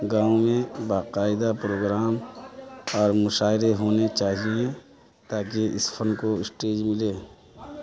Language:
Urdu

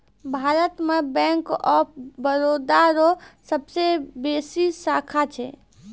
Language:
Maithili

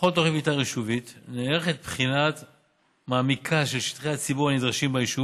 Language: Hebrew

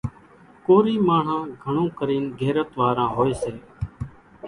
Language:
Kachi Koli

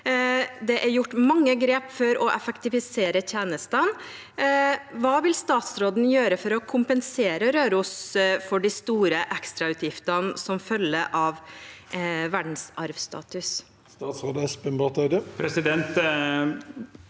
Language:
Norwegian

